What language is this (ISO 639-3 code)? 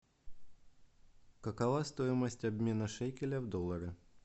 rus